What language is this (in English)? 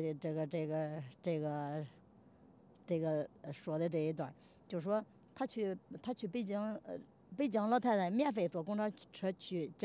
Chinese